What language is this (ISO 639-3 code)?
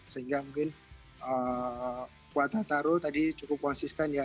ind